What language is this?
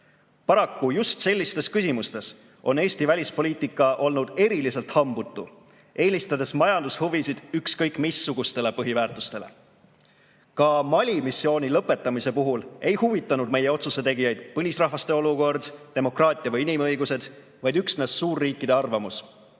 Estonian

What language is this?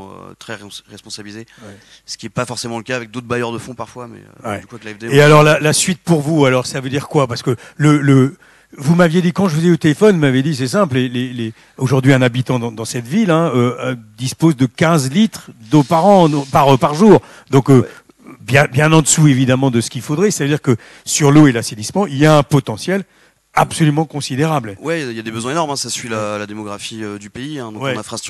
French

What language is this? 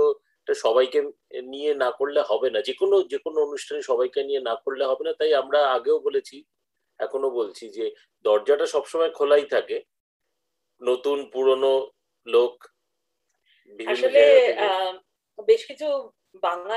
Bangla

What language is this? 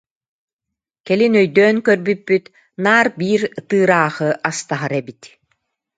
Yakut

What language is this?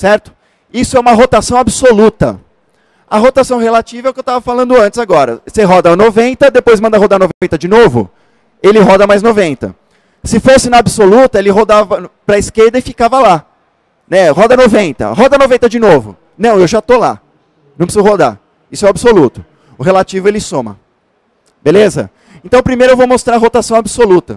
Portuguese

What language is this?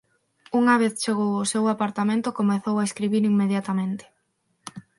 Galician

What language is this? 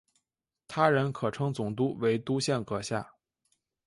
Chinese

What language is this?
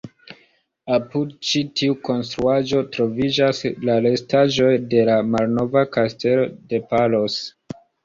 Esperanto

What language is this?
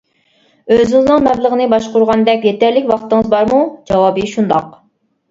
Uyghur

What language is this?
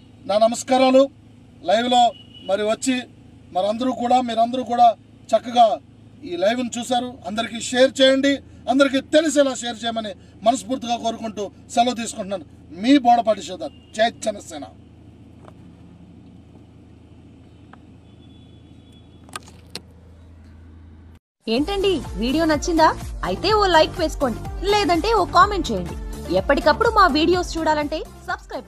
Telugu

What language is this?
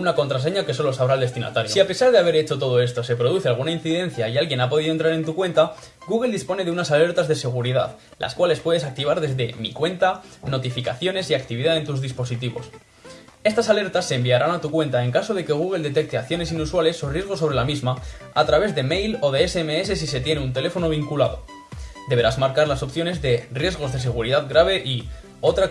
Spanish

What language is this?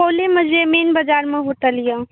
Maithili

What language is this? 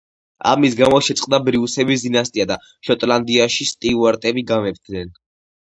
Georgian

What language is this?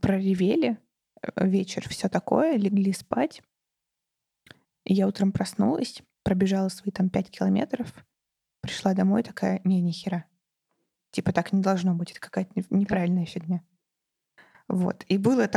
Russian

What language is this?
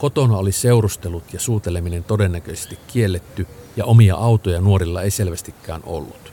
Finnish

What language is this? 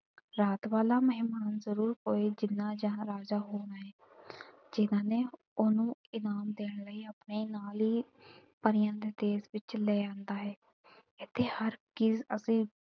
Punjabi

